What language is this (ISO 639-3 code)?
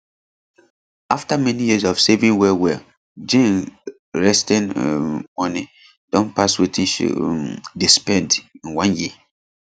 pcm